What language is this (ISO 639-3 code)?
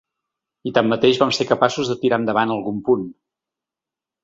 cat